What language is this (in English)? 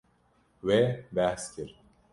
Kurdish